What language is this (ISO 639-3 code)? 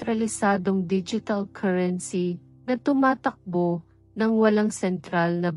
fil